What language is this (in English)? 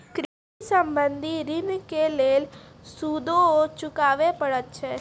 Maithili